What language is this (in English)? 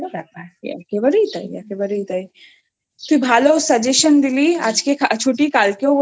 Bangla